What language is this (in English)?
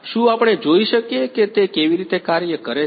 Gujarati